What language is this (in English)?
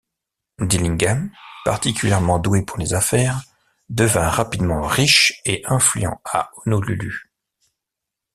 French